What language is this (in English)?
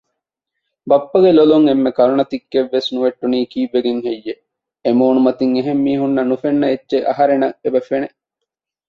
Divehi